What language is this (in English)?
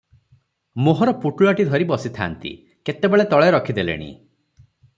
Odia